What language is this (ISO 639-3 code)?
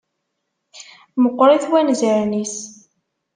kab